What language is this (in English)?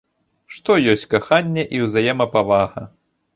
Belarusian